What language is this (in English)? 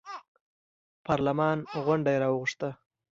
Pashto